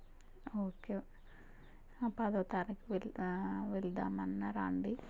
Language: Telugu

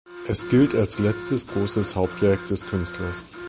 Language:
German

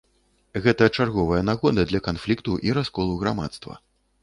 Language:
Belarusian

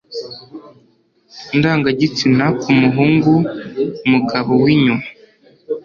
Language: Kinyarwanda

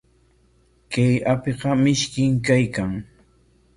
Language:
Corongo Ancash Quechua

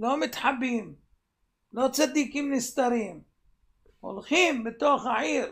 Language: Hebrew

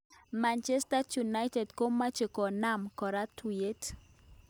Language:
Kalenjin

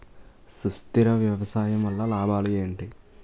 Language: Telugu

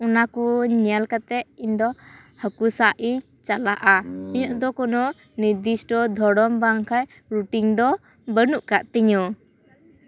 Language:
Santali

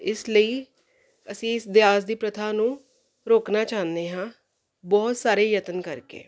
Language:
Punjabi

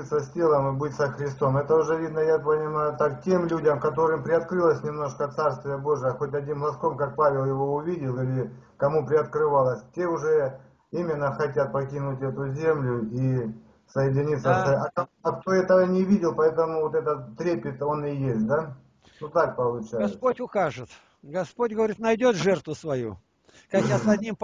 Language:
Russian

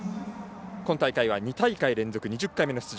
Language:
Japanese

